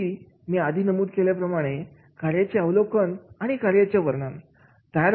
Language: Marathi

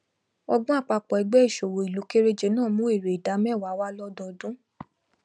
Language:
Yoruba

